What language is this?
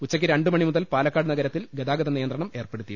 Malayalam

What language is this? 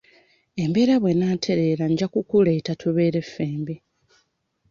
Ganda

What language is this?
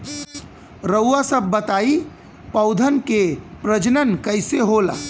Bhojpuri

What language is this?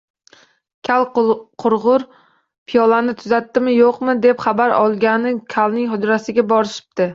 Uzbek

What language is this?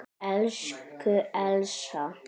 Icelandic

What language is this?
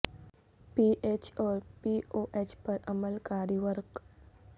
Urdu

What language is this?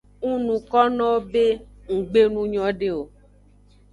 Aja (Benin)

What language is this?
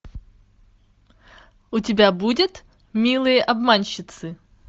Russian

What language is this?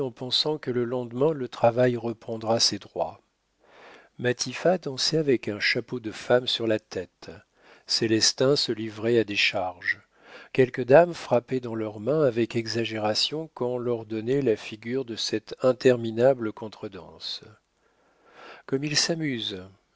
French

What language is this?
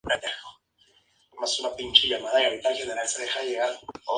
Spanish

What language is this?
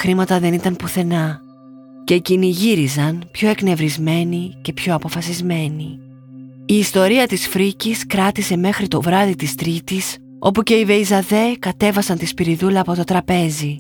Greek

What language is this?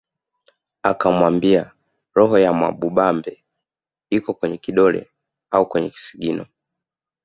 Swahili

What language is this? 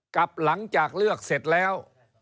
Thai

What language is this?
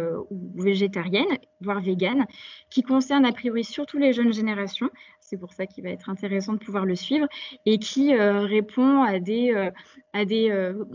French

